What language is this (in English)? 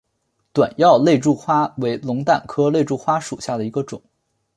Chinese